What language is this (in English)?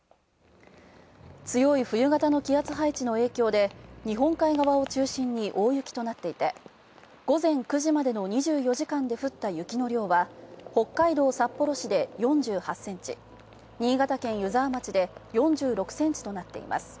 Japanese